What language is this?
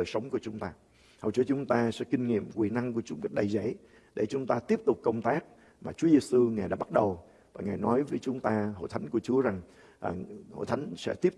Vietnamese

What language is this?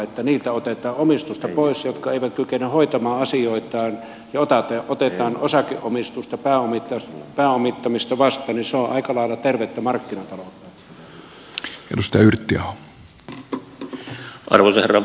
Finnish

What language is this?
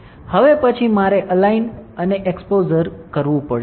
Gujarati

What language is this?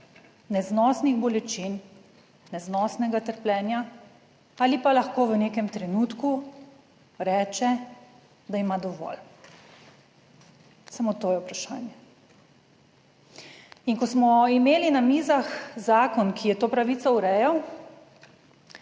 Slovenian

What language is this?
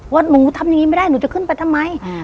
Thai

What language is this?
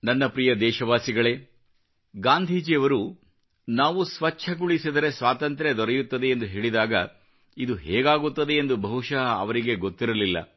Kannada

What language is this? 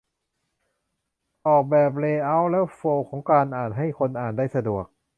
Thai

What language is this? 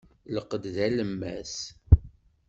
Kabyle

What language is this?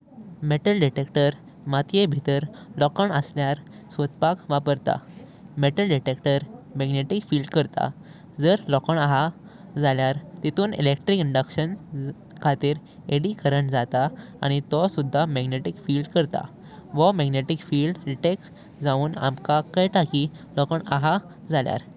Konkani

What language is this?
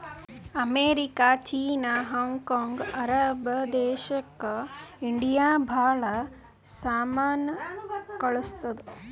Kannada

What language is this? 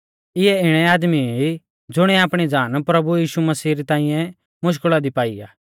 Mahasu Pahari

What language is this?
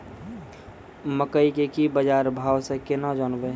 Maithili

